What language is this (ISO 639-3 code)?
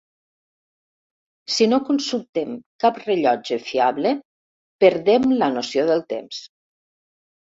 cat